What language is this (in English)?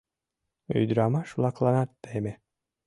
Mari